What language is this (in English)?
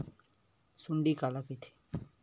Chhattisgarhi